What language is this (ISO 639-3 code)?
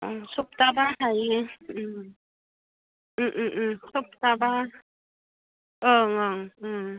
brx